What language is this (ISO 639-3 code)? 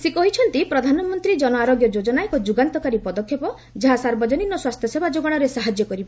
ori